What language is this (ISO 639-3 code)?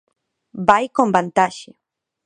glg